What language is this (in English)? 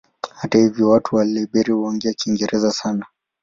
Swahili